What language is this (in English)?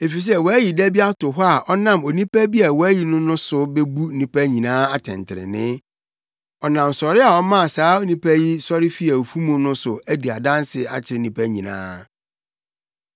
Akan